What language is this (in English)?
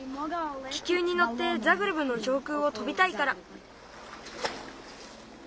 Japanese